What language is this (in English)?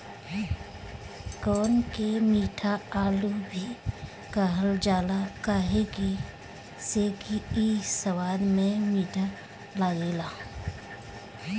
Bhojpuri